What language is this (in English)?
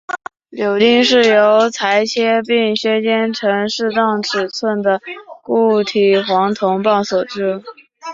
Chinese